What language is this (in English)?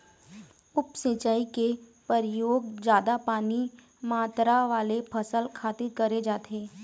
Chhattisgarhi